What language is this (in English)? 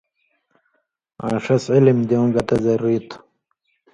Indus Kohistani